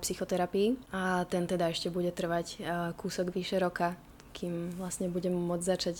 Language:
Slovak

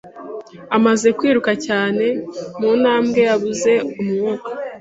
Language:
Kinyarwanda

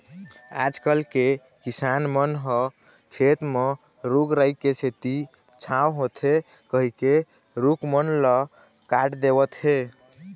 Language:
Chhattisgarhi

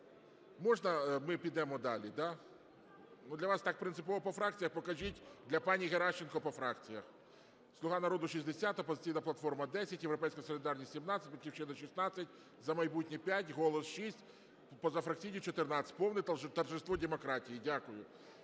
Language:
Ukrainian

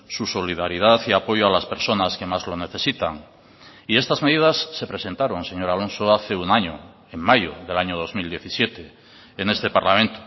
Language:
Spanish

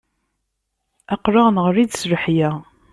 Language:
Kabyle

